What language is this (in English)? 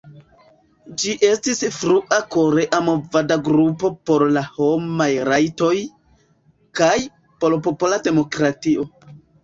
Esperanto